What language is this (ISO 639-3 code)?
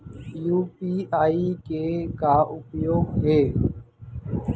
hne